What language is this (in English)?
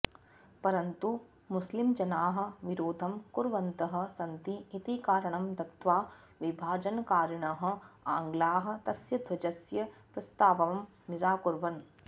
Sanskrit